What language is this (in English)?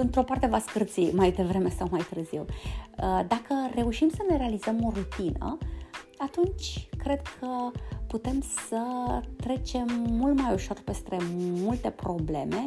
Romanian